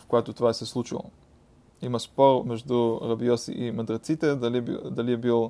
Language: Bulgarian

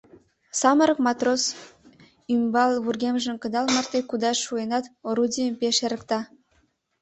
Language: Mari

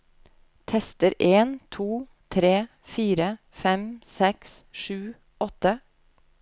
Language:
Norwegian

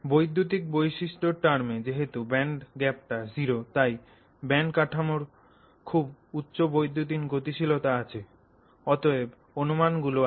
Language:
Bangla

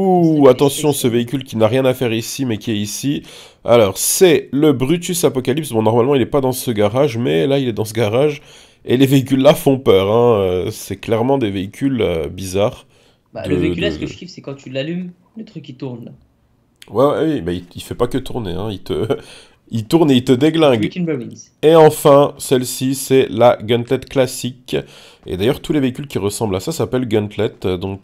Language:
French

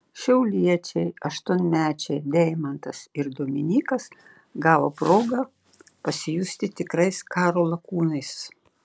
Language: Lithuanian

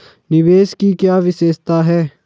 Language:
Hindi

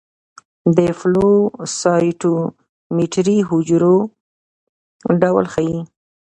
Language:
Pashto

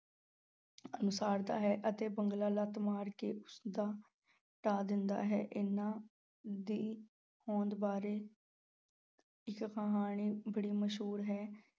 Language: Punjabi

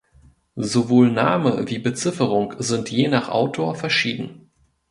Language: German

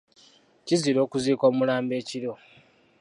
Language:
Ganda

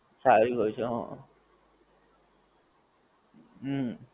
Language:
Gujarati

